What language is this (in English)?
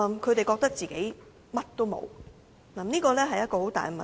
Cantonese